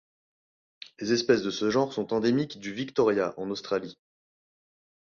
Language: French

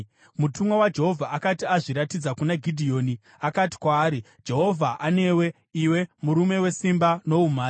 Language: Shona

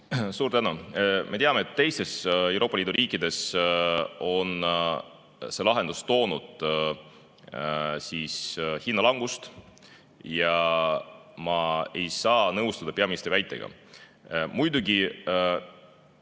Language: Estonian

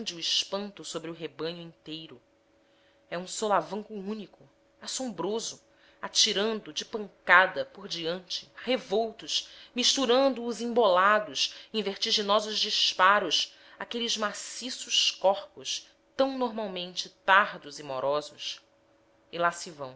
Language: Portuguese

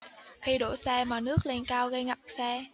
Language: Vietnamese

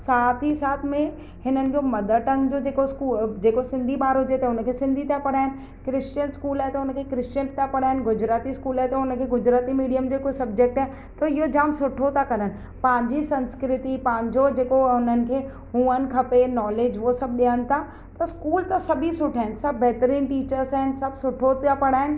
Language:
Sindhi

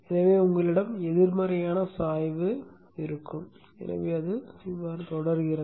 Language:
Tamil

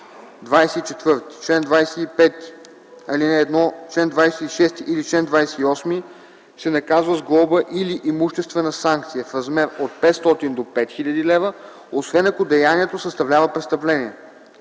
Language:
Bulgarian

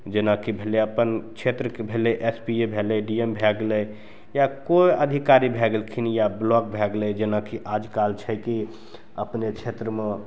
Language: Maithili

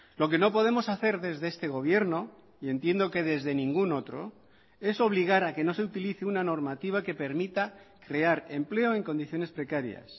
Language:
Spanish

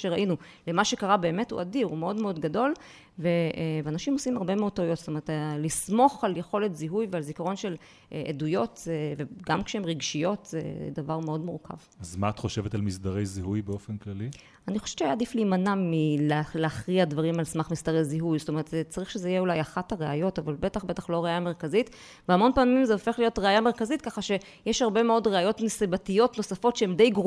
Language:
Hebrew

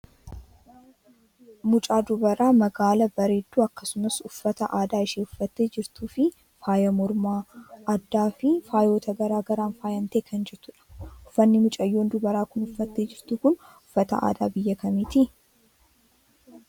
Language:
Oromo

